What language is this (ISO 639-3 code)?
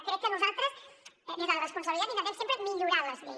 cat